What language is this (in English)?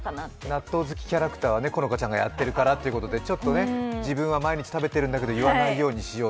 Japanese